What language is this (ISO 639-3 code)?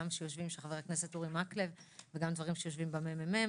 heb